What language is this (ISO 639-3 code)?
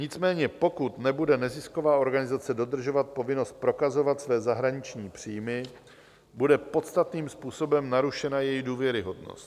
ces